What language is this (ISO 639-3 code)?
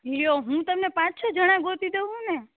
guj